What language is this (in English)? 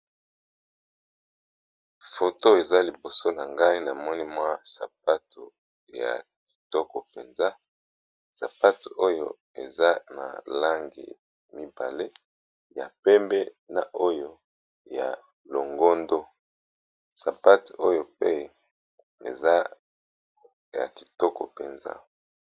Lingala